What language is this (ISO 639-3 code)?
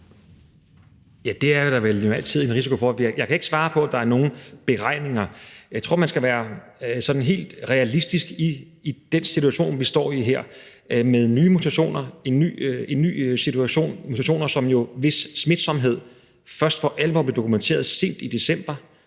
dan